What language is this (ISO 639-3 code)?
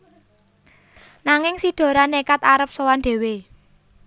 jav